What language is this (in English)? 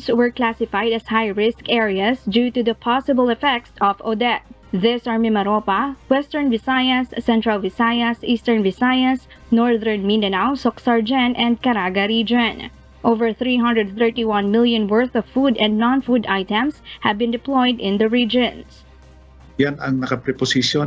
Filipino